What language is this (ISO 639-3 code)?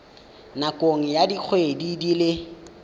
tsn